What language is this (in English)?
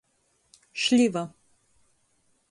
Latgalian